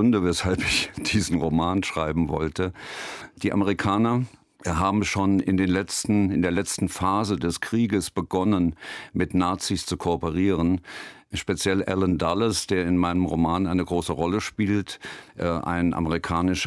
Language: German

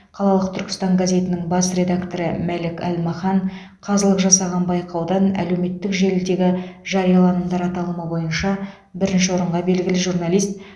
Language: Kazakh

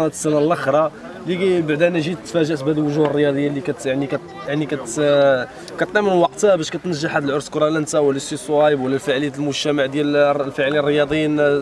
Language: Arabic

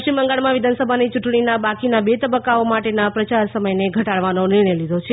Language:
Gujarati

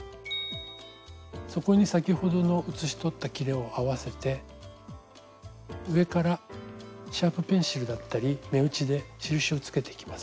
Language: Japanese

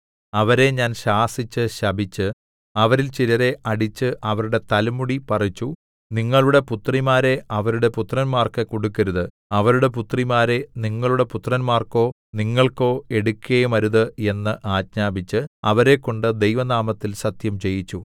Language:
Malayalam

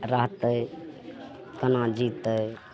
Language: Maithili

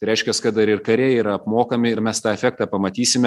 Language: Lithuanian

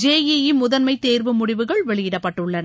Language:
Tamil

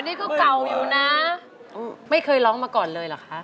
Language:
Thai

